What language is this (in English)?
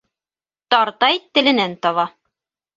Bashkir